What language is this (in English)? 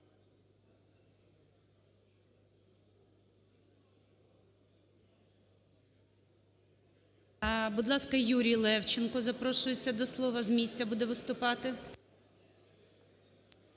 Ukrainian